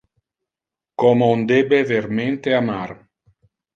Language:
Interlingua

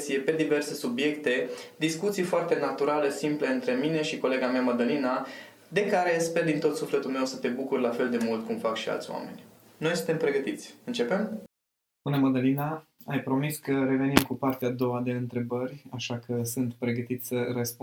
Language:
Romanian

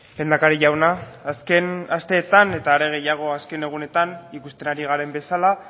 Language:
Basque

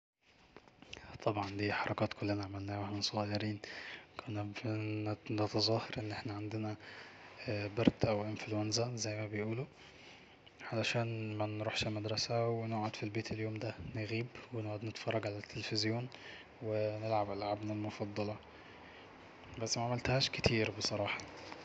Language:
Egyptian Arabic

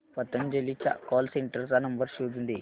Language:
Marathi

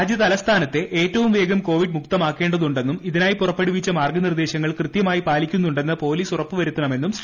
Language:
Malayalam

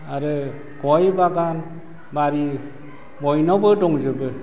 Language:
Bodo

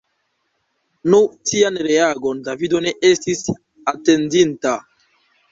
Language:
Esperanto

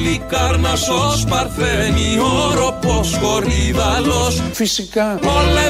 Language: Greek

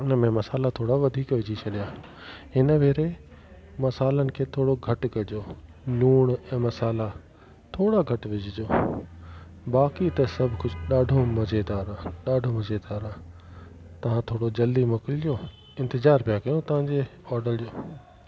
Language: Sindhi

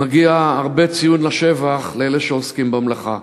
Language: Hebrew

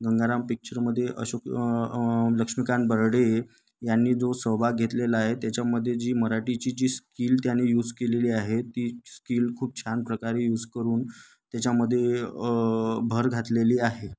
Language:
Marathi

